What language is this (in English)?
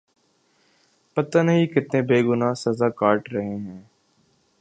Urdu